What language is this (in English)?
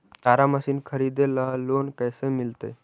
Magahi